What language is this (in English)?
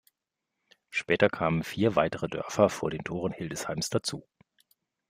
German